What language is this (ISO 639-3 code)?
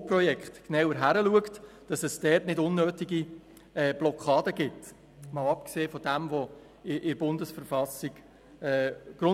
gsw